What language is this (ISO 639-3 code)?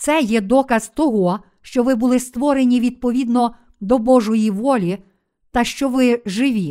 ukr